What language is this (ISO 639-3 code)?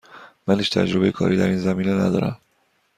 fas